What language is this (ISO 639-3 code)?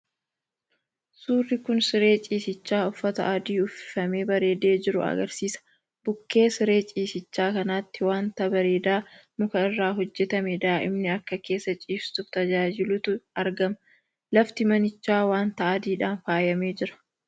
orm